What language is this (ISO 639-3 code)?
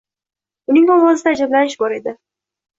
uzb